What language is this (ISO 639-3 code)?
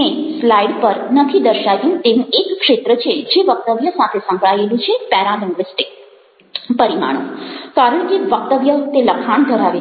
guj